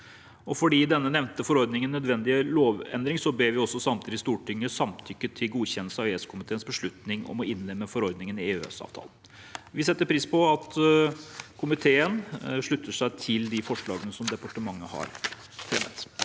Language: Norwegian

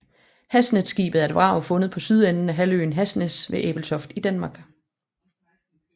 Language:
Danish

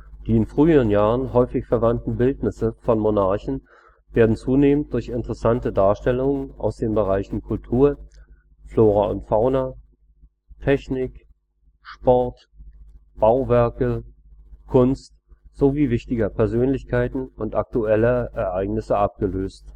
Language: German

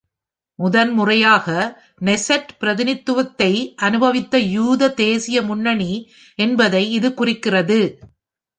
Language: Tamil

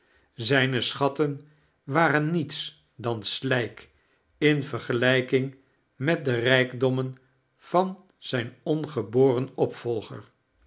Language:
Dutch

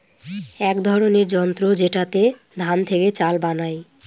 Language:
Bangla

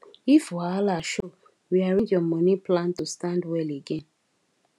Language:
Nigerian Pidgin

